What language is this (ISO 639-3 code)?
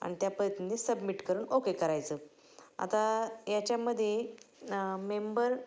mar